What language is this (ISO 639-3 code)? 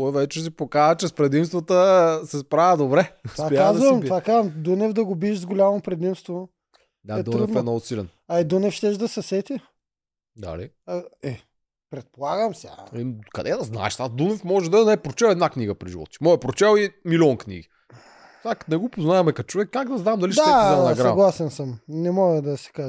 bul